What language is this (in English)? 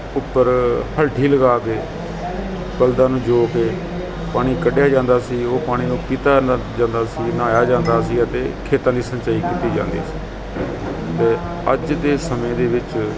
Punjabi